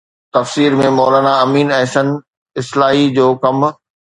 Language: Sindhi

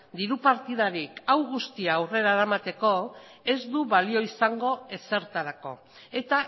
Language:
Basque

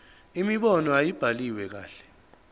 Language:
Zulu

